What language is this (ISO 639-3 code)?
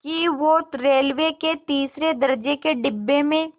hin